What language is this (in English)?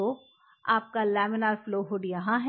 Hindi